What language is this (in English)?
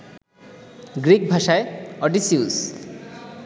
Bangla